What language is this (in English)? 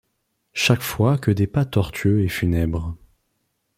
French